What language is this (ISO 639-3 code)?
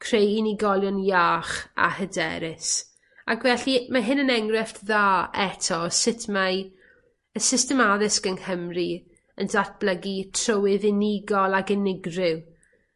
cym